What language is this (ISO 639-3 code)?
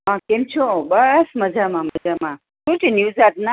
guj